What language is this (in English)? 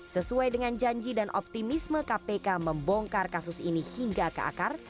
Indonesian